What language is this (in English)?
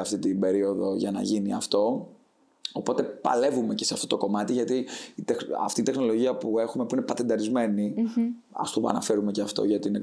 Greek